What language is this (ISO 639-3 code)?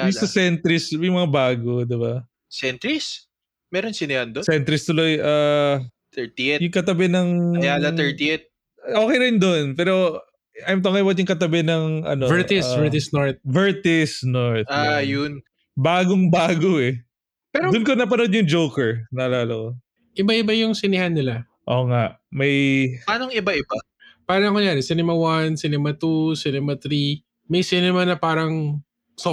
fil